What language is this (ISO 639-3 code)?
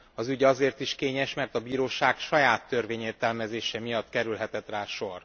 hun